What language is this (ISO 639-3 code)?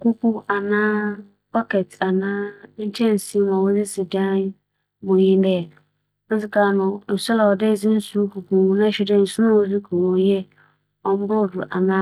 aka